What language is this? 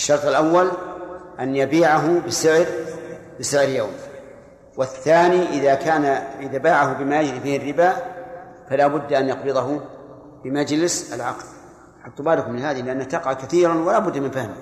Arabic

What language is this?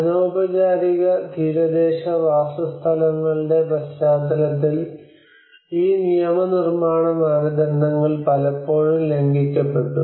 Malayalam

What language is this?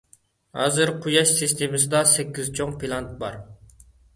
Uyghur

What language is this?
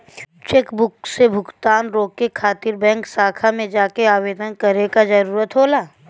Bhojpuri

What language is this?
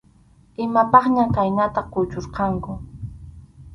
Arequipa-La Unión Quechua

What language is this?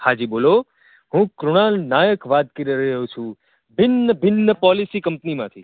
Gujarati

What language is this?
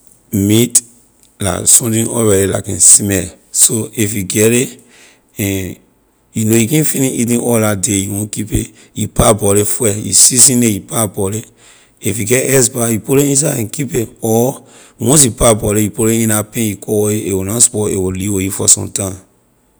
Liberian English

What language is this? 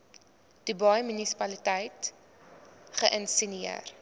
Afrikaans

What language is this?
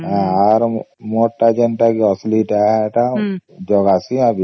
Odia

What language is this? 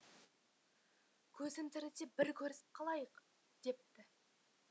Kazakh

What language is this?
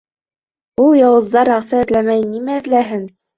Bashkir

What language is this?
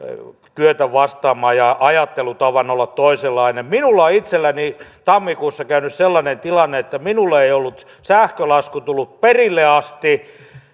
Finnish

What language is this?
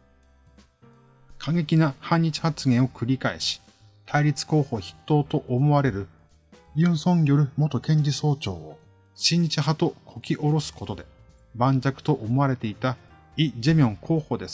Japanese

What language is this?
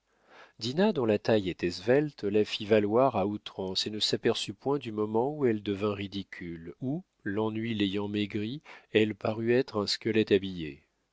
French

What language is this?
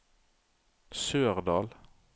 Norwegian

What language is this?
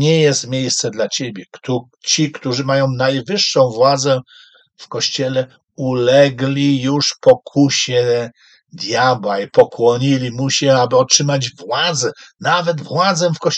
Polish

